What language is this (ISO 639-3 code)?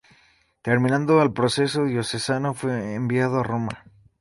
spa